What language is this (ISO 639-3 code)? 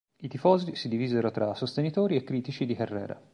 ita